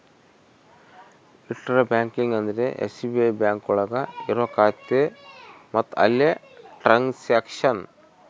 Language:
Kannada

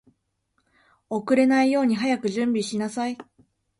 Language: Japanese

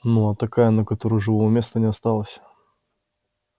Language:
Russian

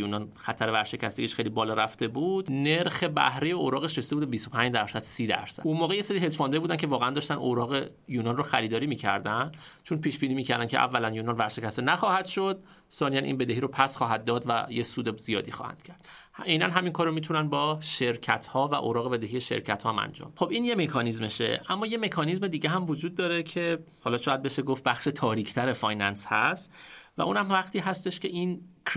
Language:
Persian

